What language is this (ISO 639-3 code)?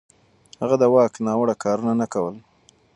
pus